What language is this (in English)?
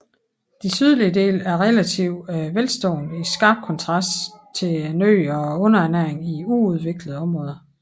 Danish